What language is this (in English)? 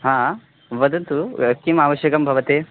Sanskrit